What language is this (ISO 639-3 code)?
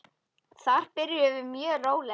isl